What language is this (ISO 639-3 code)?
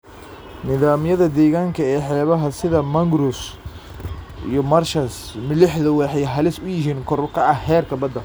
som